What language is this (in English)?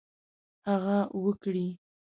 Pashto